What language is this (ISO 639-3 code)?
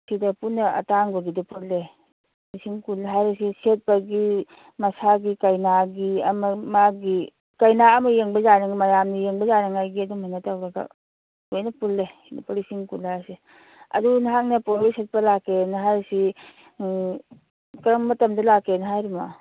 mni